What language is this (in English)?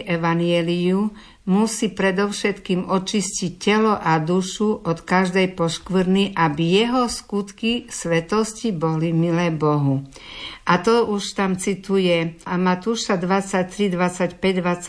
Slovak